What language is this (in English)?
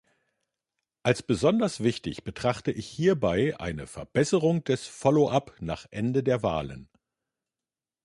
German